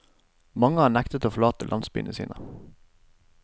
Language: Norwegian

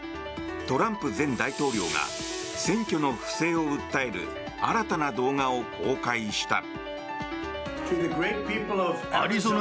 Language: Japanese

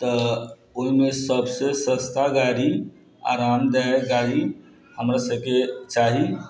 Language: Maithili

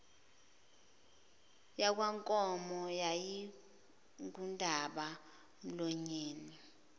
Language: Zulu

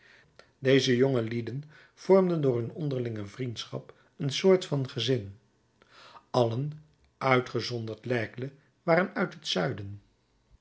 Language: Dutch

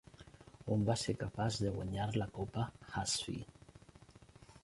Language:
Catalan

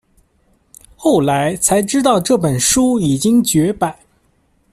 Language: Chinese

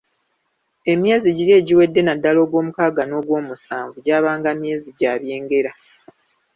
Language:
Ganda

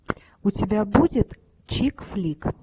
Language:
Russian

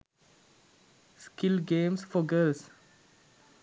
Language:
Sinhala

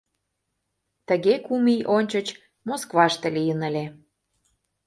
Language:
Mari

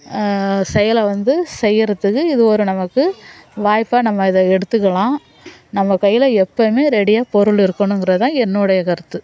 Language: Tamil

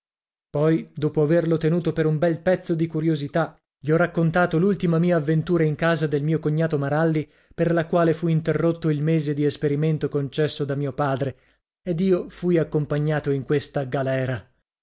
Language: Italian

